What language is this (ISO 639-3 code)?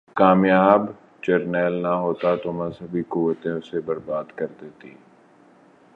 urd